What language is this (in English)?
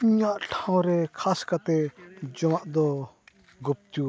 Santali